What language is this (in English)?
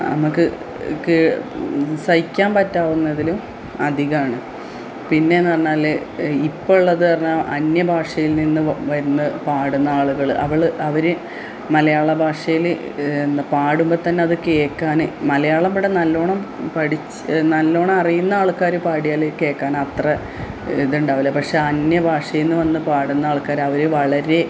Malayalam